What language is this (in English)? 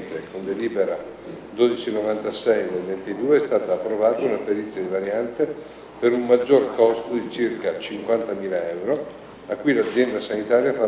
Italian